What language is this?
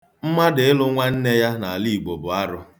Igbo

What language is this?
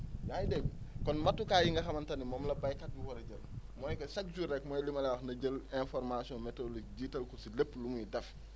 Wolof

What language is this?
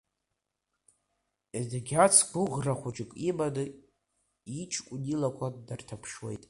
Abkhazian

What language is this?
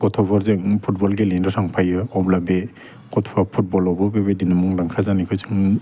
Bodo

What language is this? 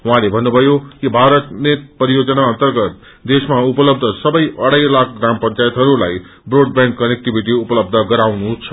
Nepali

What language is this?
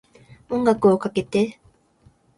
Japanese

